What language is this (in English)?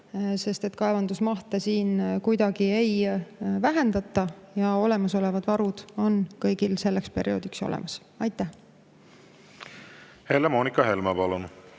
Estonian